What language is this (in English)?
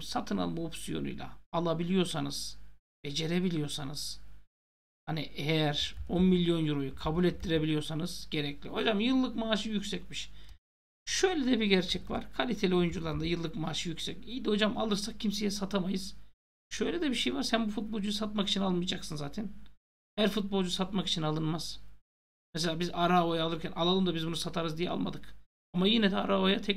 Turkish